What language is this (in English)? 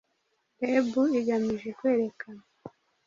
Kinyarwanda